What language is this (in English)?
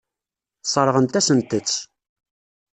Kabyle